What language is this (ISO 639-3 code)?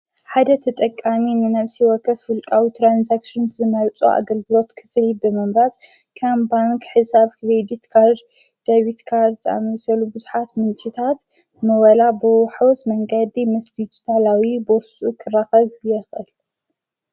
tir